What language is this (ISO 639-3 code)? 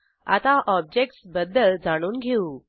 mar